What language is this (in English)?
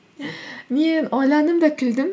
Kazakh